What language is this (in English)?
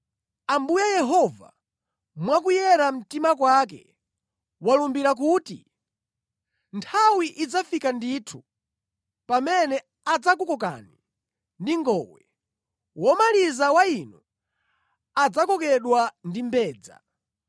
Nyanja